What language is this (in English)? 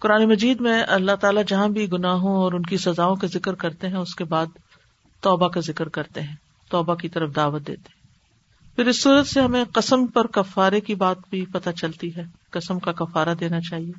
Urdu